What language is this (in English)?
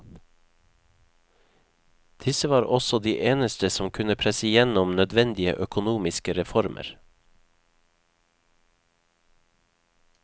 Norwegian